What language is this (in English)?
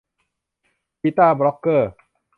Thai